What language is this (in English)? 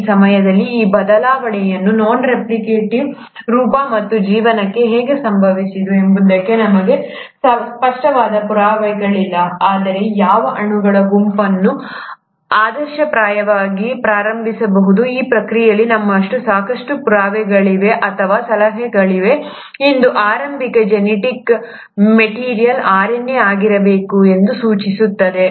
Kannada